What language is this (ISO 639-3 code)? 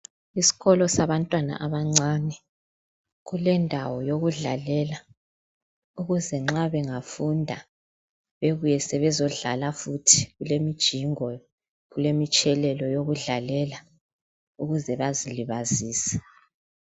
nde